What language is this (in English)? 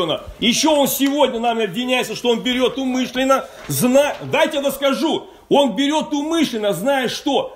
Russian